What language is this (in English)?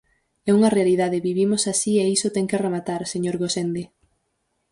Galician